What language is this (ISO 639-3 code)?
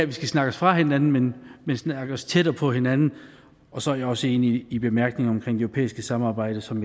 dan